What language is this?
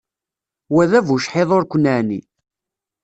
Kabyle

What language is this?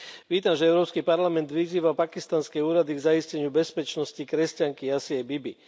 Slovak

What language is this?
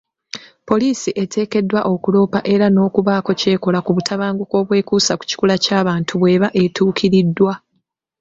Ganda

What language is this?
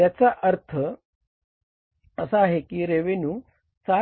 Marathi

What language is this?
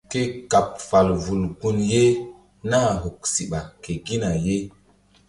Mbum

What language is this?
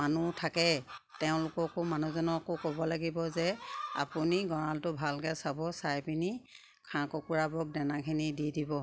Assamese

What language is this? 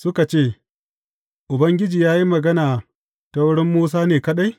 Hausa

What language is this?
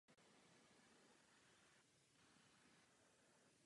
Czech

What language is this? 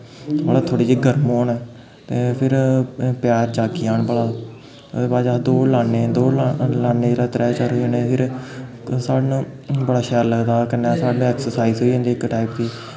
Dogri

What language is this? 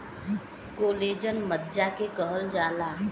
Bhojpuri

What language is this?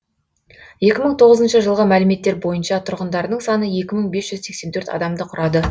Kazakh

